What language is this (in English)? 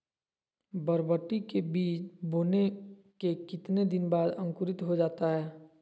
Magahi